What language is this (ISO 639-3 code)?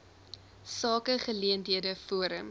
afr